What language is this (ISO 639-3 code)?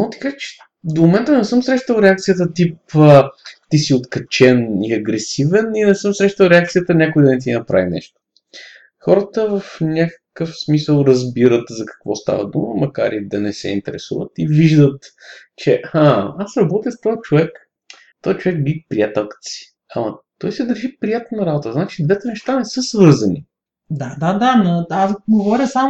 bul